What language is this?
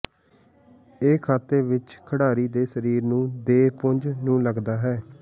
Punjabi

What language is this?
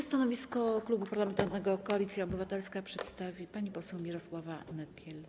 Polish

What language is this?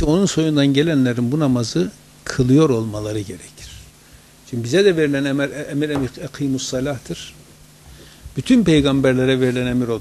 Turkish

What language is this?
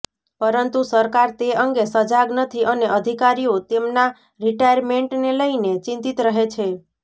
Gujarati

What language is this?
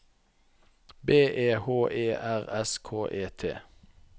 Norwegian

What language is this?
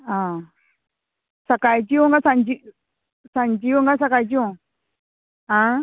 Konkani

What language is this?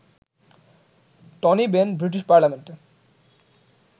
Bangla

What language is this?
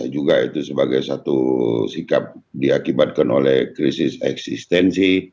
Indonesian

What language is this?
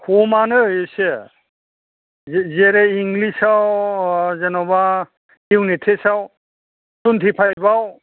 Bodo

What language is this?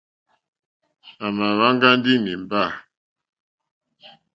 Mokpwe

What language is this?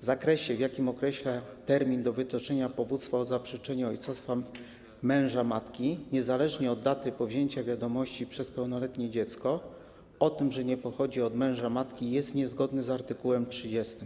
Polish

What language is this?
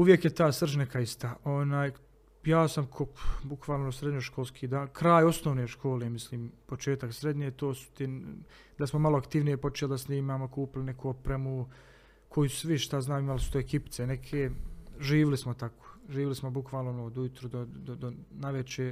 Croatian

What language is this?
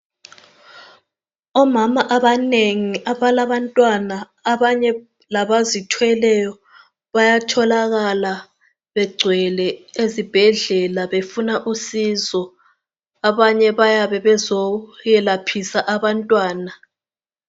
North Ndebele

